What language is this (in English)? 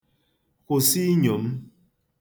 Igbo